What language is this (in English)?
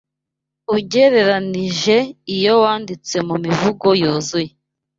Kinyarwanda